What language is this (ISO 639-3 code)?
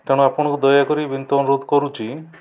ori